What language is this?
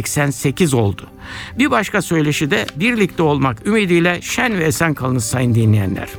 Turkish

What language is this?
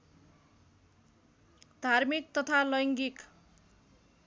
Nepali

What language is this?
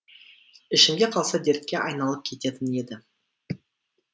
Kazakh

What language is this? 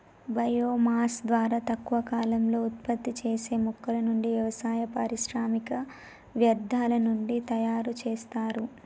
Telugu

